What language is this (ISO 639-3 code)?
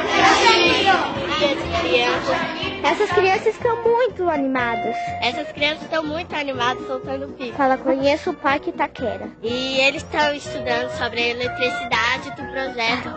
por